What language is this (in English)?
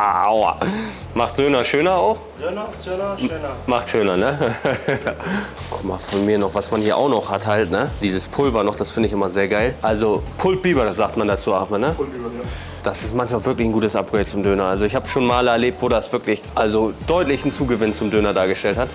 German